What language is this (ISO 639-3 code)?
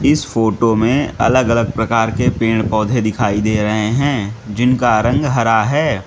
hin